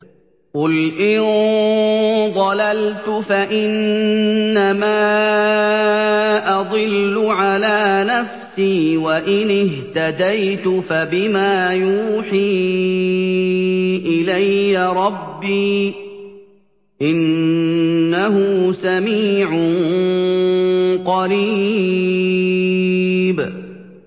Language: Arabic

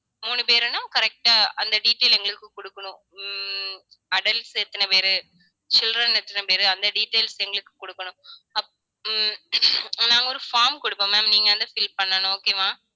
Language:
Tamil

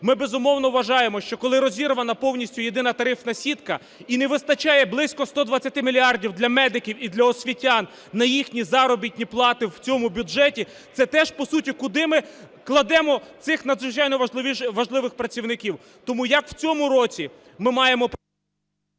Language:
Ukrainian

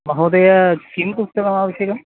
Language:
Sanskrit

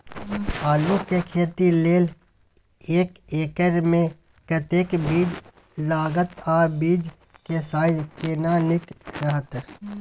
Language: Maithili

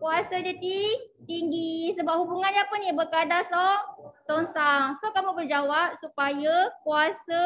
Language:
Malay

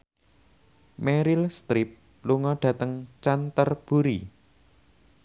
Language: Javanese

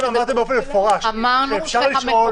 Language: Hebrew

